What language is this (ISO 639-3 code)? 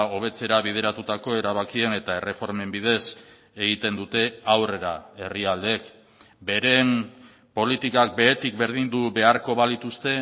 eus